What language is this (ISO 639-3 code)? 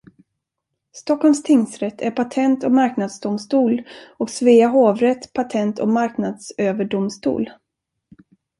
swe